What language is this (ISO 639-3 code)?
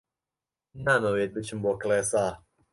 ckb